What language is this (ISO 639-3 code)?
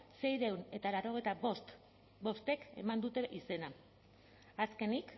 eus